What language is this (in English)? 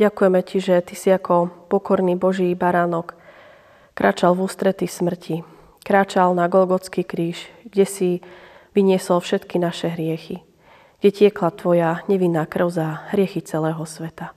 Slovak